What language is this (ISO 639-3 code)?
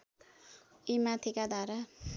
nep